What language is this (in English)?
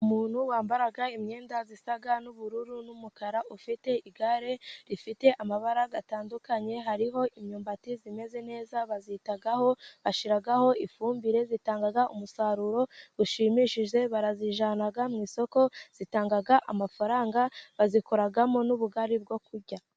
Kinyarwanda